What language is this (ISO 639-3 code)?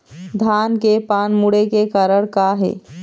hne